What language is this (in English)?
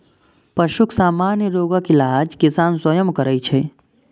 Maithili